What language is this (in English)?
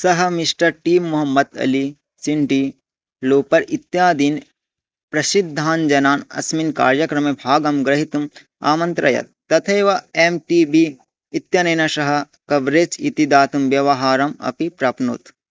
Sanskrit